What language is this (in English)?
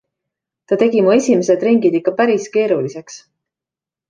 Estonian